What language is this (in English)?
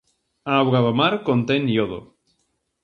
Galician